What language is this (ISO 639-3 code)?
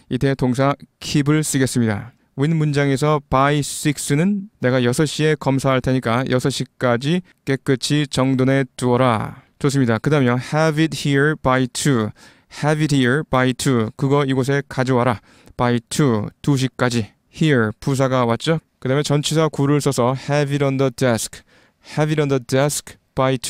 kor